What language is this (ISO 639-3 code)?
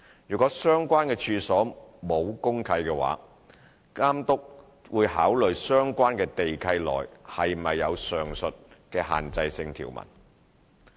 yue